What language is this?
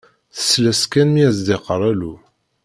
Kabyle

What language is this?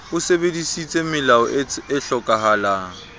Southern Sotho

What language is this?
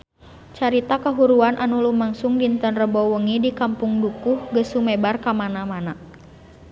Sundanese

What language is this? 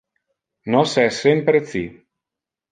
Interlingua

